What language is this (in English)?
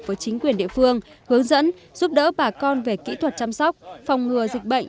Vietnamese